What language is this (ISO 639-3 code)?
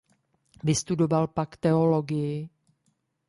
ces